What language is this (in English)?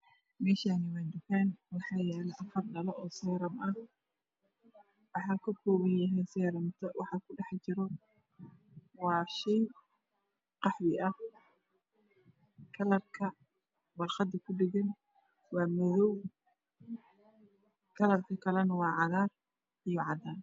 Somali